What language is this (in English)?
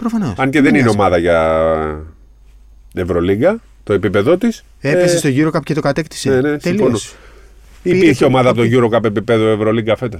Greek